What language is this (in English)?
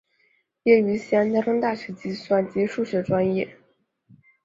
Chinese